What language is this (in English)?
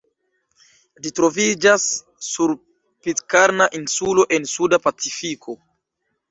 Esperanto